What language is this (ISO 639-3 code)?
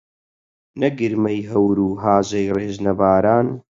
ckb